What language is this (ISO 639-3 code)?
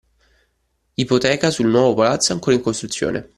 ita